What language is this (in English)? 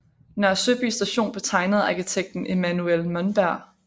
Danish